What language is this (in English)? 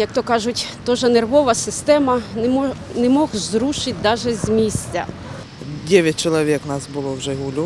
Ukrainian